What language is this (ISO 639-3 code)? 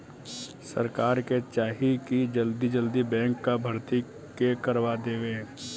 bho